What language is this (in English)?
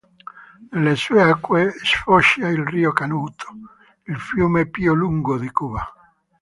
Italian